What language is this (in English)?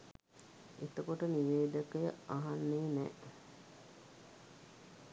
Sinhala